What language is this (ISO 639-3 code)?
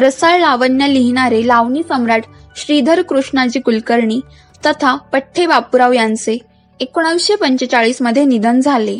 mar